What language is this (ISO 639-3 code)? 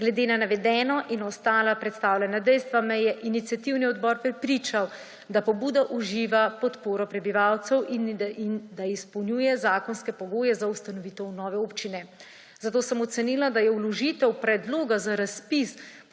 slv